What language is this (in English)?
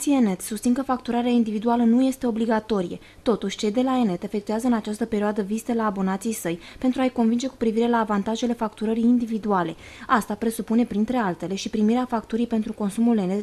Romanian